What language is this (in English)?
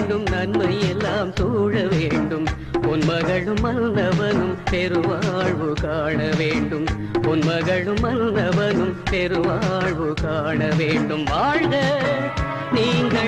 Thai